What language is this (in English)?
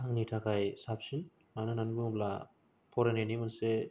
Bodo